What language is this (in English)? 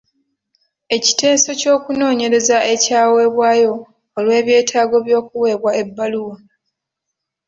Ganda